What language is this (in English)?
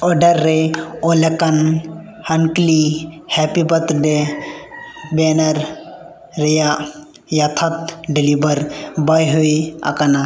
Santali